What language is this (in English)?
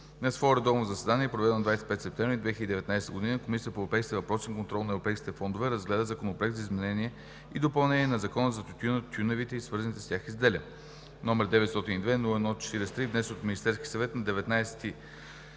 Bulgarian